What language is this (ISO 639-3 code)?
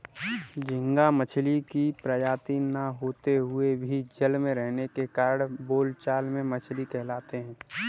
hin